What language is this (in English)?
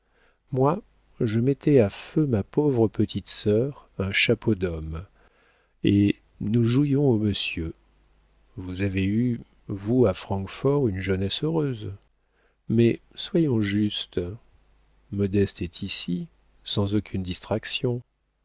French